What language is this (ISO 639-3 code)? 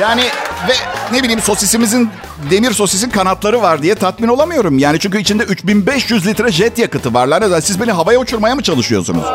tur